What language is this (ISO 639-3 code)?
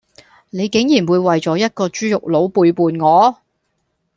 yue